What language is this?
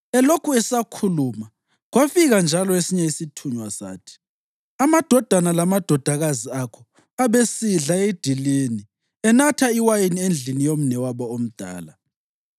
North Ndebele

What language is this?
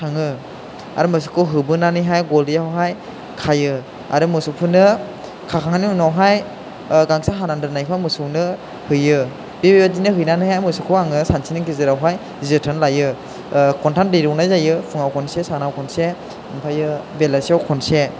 Bodo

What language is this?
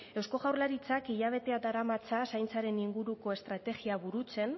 Basque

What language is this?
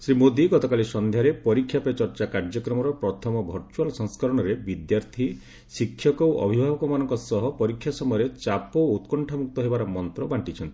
Odia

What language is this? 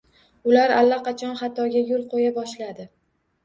Uzbek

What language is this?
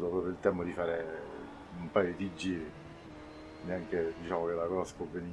Italian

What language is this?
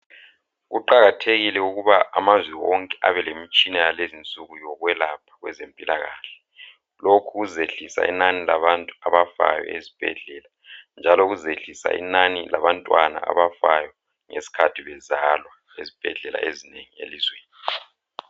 North Ndebele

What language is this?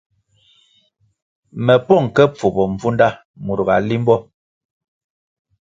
Kwasio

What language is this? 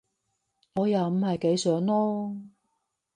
Cantonese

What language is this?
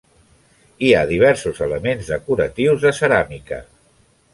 Catalan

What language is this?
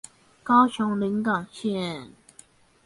Chinese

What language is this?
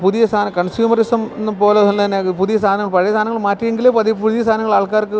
Malayalam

